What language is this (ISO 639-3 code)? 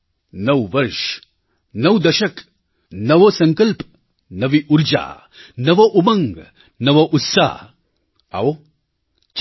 guj